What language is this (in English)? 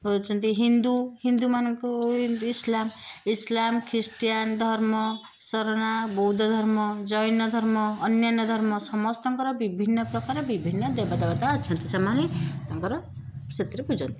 Odia